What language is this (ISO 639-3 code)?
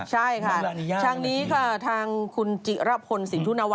tha